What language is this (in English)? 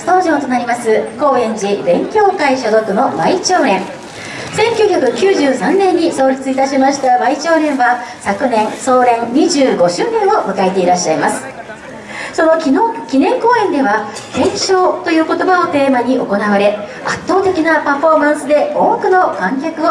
Japanese